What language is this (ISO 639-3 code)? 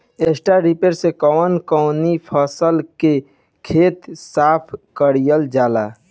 bho